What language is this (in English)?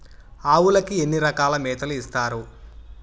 Telugu